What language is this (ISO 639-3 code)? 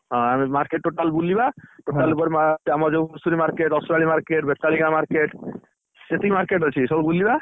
ori